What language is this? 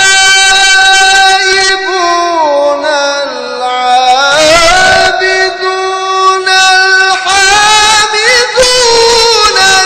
Arabic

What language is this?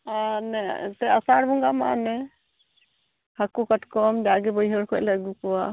Santali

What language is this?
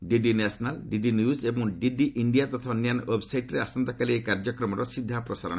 Odia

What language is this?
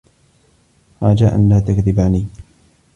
Arabic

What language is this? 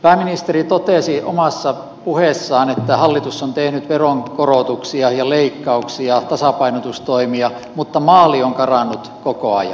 Finnish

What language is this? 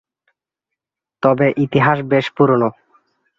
Bangla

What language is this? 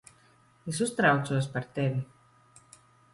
Latvian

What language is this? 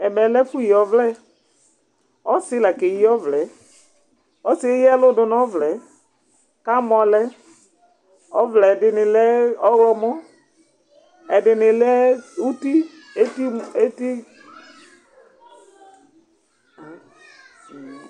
Ikposo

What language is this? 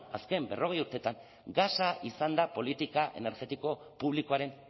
Basque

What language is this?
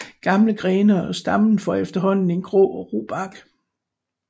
Danish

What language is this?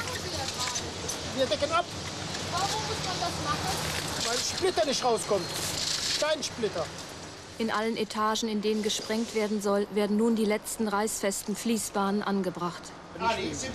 German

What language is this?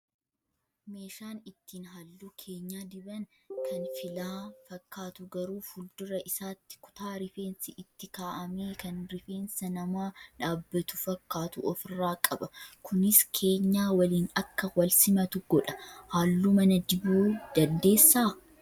Oromo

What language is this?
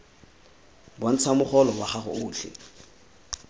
Tswana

